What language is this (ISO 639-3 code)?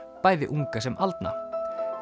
isl